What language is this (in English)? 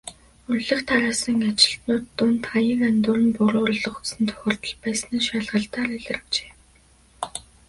Mongolian